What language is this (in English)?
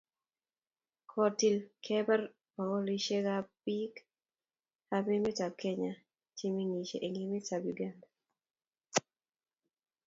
Kalenjin